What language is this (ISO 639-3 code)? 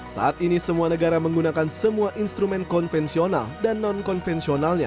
ind